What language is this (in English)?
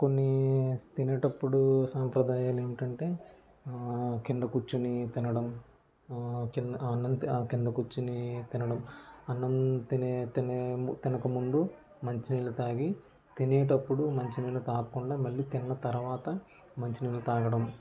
Telugu